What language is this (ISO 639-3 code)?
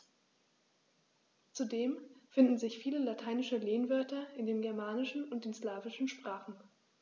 deu